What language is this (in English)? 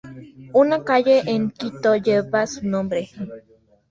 Spanish